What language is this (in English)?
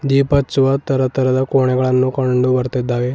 Kannada